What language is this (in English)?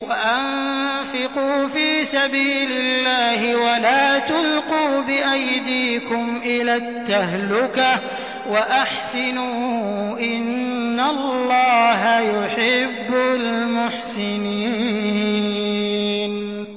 Arabic